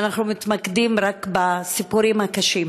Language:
Hebrew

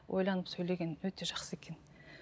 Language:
Kazakh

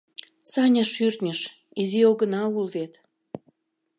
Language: Mari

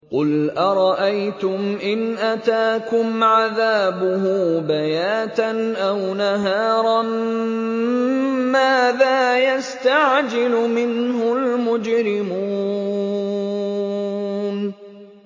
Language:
Arabic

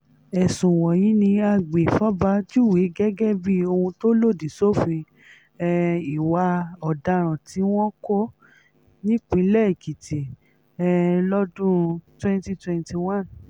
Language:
Yoruba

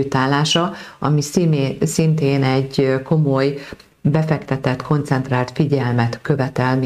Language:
Hungarian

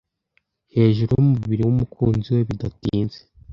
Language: Kinyarwanda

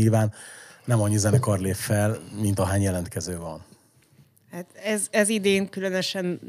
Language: Hungarian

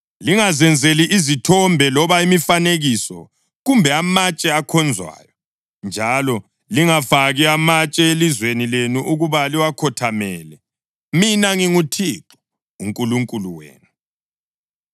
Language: North Ndebele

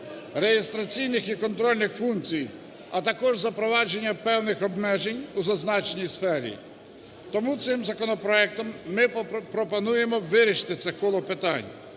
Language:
Ukrainian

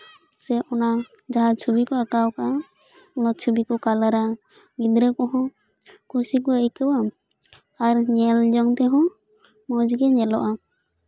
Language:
Santali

